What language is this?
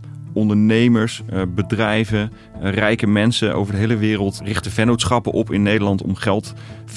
Dutch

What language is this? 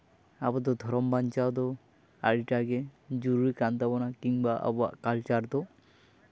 Santali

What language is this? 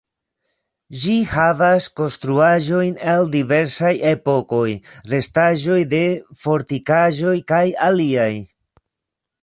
Esperanto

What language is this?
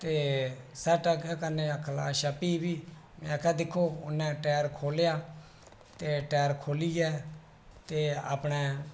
Dogri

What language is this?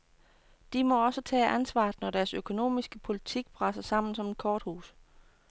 Danish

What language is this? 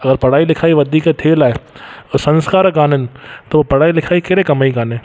Sindhi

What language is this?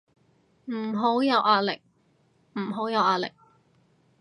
Cantonese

